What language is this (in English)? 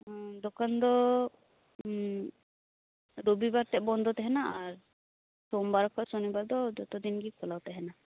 Santali